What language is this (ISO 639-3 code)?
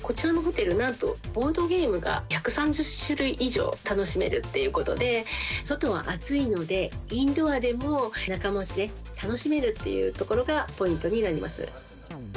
jpn